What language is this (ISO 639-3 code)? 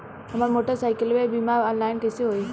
bho